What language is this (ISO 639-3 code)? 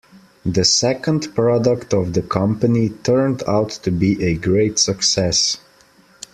eng